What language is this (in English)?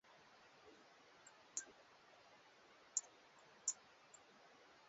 Swahili